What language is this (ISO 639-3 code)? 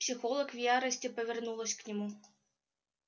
rus